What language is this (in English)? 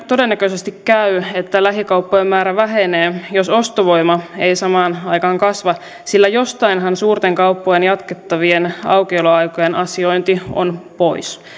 Finnish